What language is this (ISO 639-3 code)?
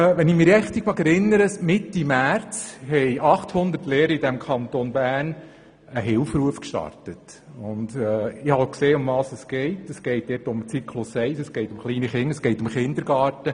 gsw